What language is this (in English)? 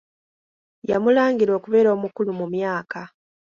Ganda